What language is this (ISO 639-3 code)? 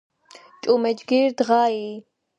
kat